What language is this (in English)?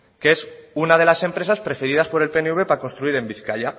Spanish